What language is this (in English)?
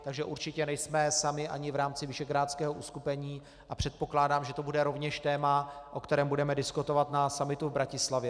Czech